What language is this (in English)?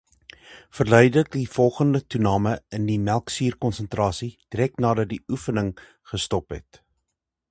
Afrikaans